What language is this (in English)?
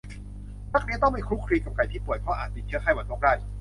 Thai